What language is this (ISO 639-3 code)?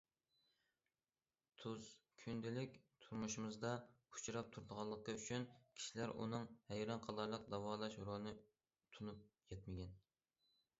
uig